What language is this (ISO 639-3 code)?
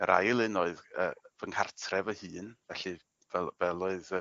cym